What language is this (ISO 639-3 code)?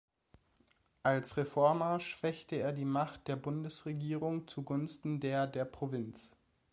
deu